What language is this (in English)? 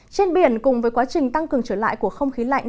Vietnamese